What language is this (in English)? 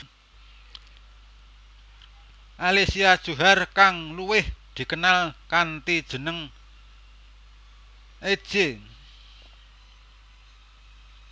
Javanese